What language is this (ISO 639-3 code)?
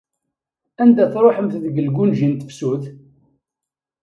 kab